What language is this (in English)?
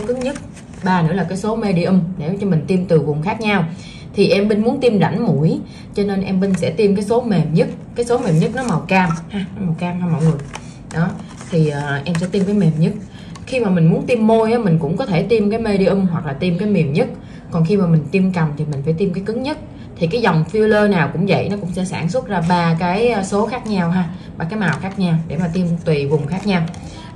Vietnamese